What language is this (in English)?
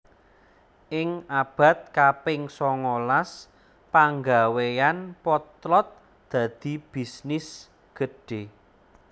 Javanese